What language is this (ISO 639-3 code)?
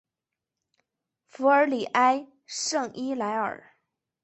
zho